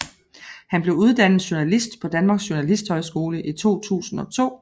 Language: Danish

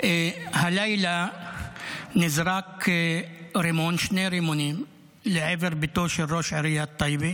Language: Hebrew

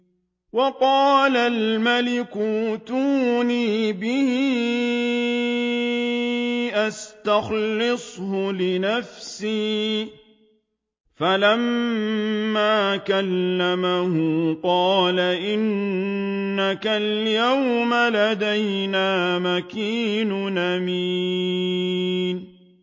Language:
Arabic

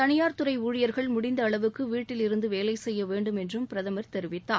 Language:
Tamil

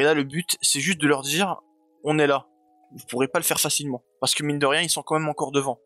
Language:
French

